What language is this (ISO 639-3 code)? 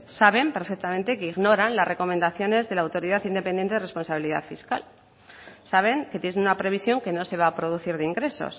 spa